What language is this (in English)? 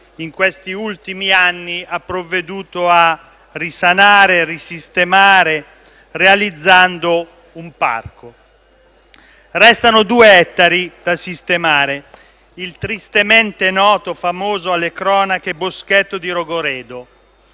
Italian